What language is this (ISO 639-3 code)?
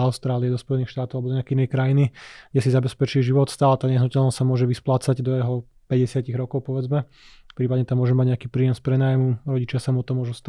slk